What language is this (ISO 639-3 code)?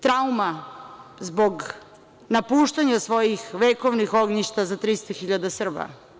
srp